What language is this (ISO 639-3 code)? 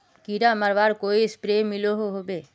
mag